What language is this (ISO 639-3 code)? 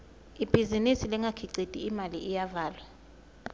ssw